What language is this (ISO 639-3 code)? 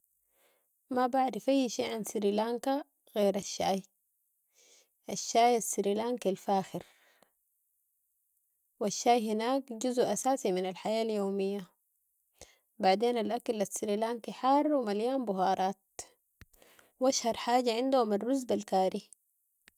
apd